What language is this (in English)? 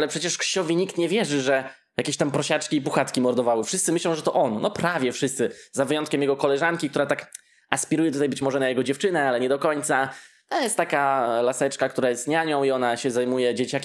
Polish